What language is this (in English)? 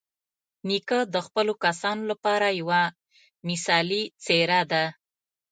Pashto